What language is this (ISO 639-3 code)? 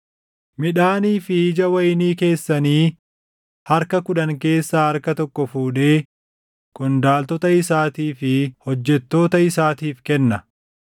orm